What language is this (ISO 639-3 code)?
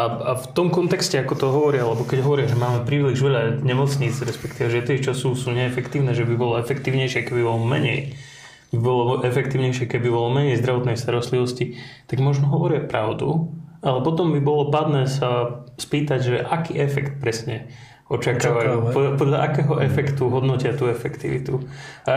slk